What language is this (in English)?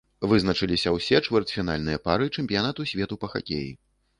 Belarusian